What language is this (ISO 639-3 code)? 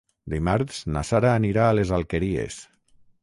cat